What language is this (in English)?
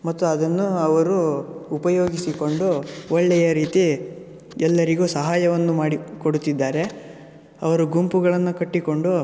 Kannada